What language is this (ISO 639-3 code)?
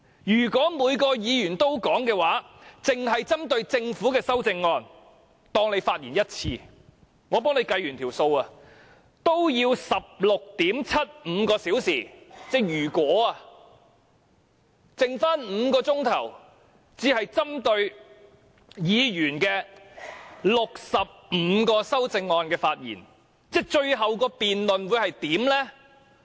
yue